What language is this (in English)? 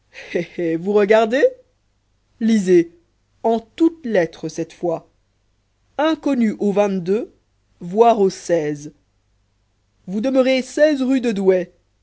French